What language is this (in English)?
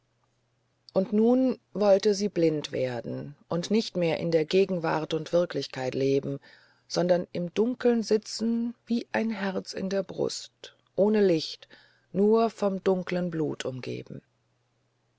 German